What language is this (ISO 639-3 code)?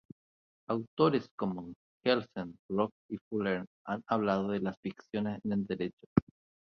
spa